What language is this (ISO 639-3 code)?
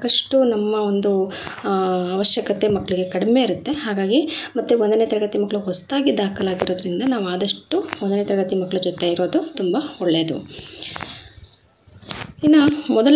ara